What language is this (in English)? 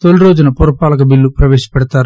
Telugu